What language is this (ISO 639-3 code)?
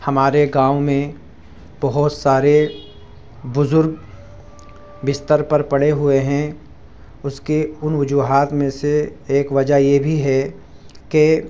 urd